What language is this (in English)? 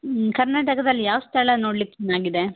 Kannada